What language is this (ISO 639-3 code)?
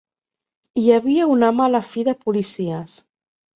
cat